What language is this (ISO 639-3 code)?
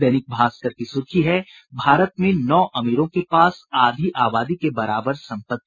hin